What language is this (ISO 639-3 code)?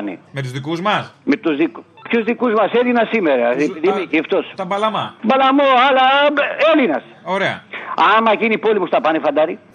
ell